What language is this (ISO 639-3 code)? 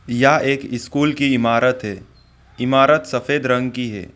hin